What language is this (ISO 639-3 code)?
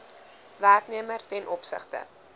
afr